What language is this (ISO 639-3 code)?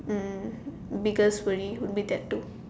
eng